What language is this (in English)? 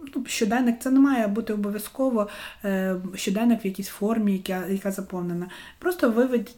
Ukrainian